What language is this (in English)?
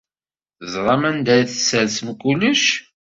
Kabyle